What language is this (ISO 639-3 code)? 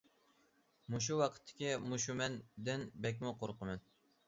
uig